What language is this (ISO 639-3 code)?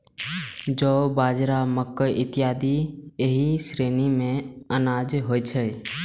mai